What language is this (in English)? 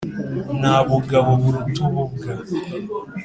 Kinyarwanda